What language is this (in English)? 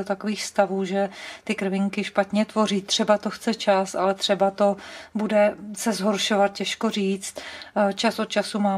Czech